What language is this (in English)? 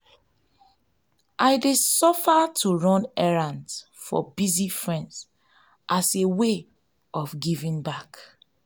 Nigerian Pidgin